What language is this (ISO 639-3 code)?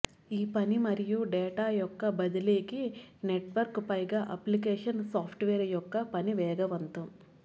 tel